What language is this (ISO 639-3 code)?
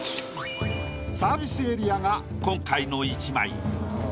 jpn